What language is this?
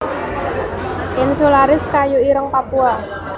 Javanese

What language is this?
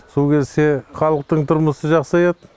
Kazakh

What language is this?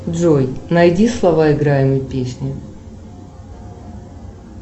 Russian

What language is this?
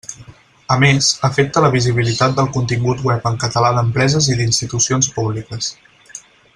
Catalan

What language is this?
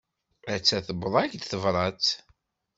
Kabyle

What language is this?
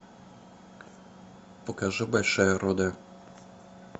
Russian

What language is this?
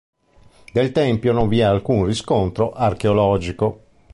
Italian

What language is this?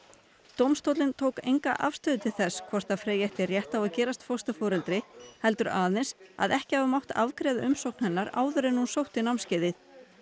Icelandic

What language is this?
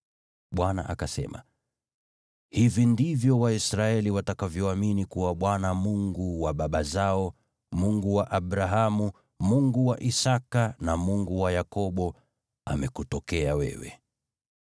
Swahili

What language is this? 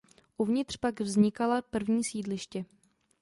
Czech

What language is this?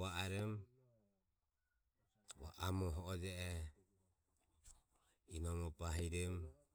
Ömie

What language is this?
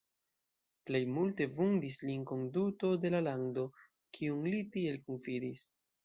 Esperanto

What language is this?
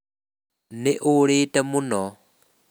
Kikuyu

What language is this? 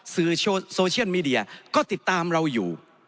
Thai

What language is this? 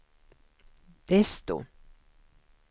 Swedish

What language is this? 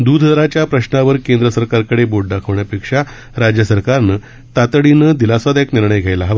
Marathi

